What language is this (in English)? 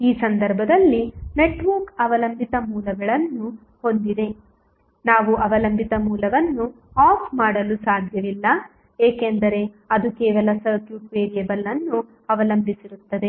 Kannada